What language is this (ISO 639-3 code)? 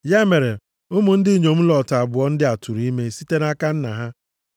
ibo